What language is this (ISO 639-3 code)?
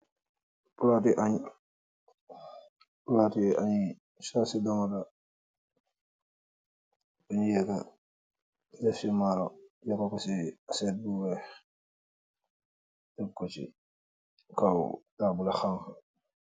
wol